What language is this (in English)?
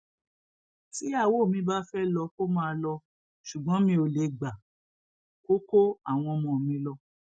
Yoruba